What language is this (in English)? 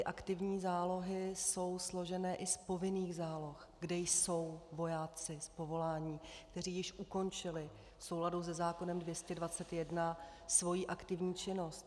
Czech